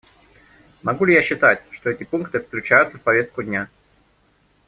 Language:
Russian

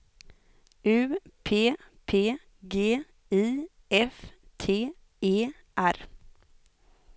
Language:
Swedish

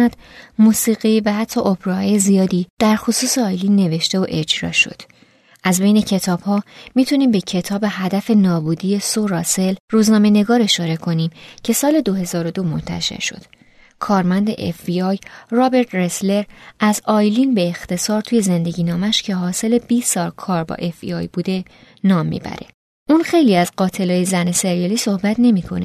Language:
Persian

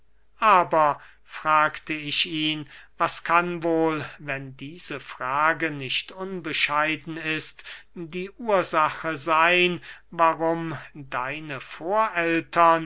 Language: German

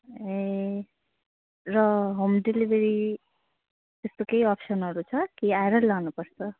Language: Nepali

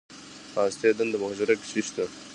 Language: Pashto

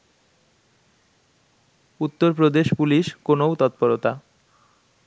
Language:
Bangla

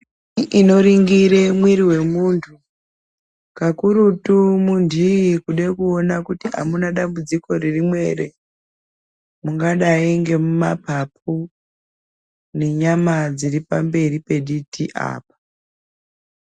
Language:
Ndau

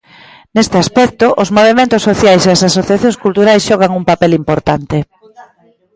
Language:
Galician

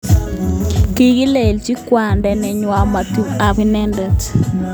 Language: Kalenjin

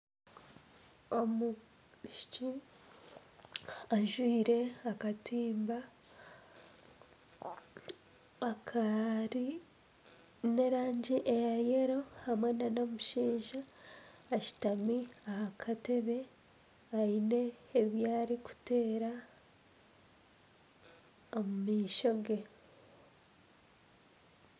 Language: Nyankole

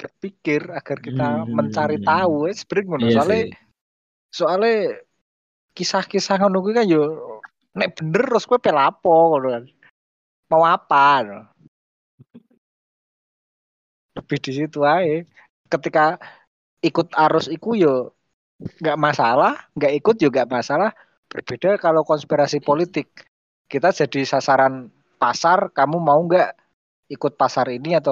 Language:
Indonesian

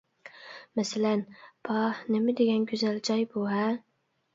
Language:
Uyghur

